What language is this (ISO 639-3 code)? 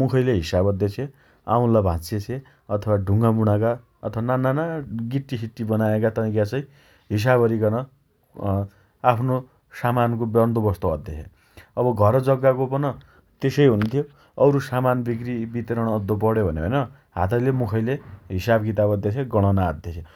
dty